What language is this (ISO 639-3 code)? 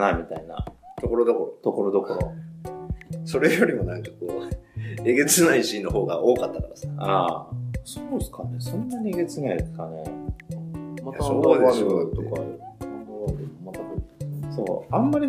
jpn